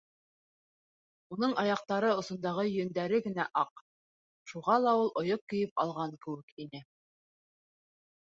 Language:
Bashkir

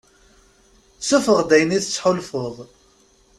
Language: Kabyle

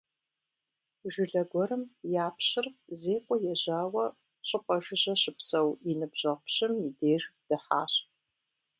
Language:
Kabardian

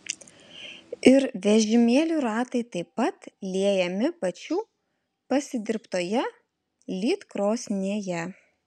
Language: Lithuanian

